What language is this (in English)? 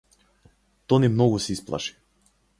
Macedonian